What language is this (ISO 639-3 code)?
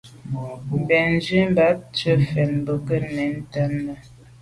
byv